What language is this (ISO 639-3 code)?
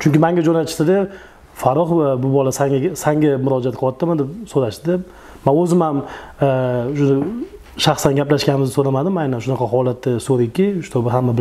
tur